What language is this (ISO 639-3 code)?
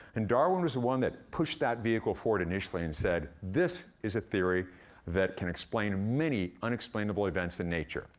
eng